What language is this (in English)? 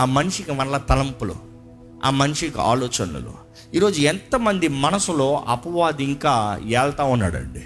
Telugu